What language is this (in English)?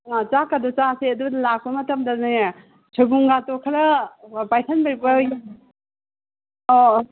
Manipuri